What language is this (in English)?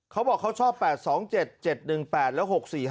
Thai